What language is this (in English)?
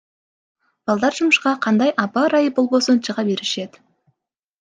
Kyrgyz